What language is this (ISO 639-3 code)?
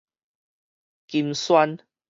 nan